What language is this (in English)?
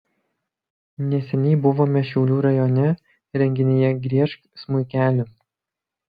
Lithuanian